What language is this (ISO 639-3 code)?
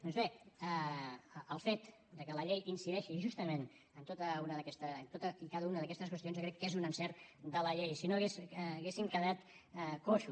cat